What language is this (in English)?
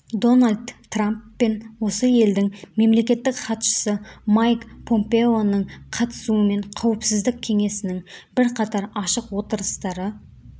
Kazakh